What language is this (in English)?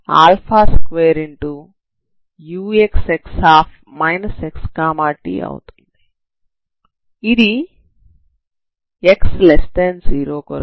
Telugu